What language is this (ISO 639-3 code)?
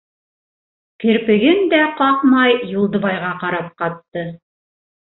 bak